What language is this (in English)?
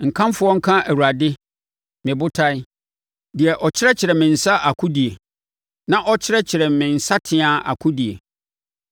Akan